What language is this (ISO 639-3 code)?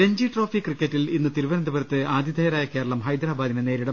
mal